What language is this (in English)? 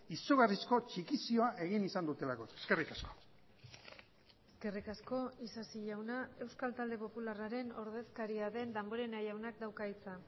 Basque